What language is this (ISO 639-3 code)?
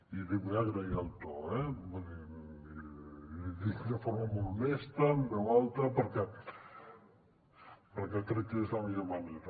cat